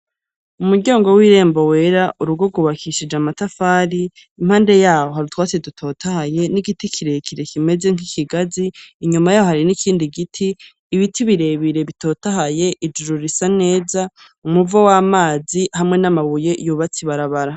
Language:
Rundi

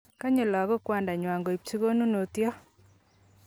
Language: Kalenjin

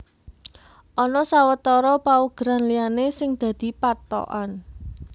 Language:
Javanese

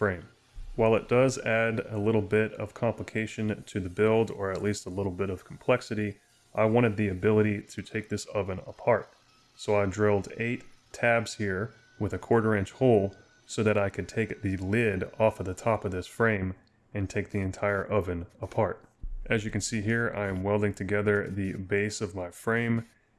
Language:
English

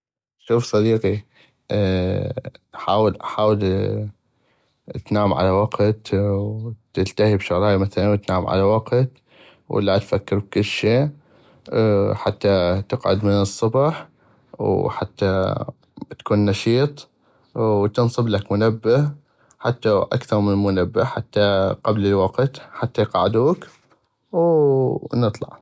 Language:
North Mesopotamian Arabic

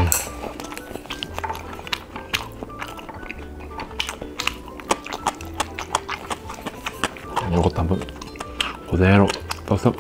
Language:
Korean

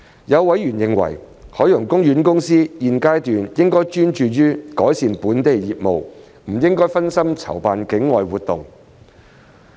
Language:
Cantonese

